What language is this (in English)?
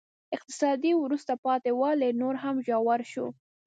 Pashto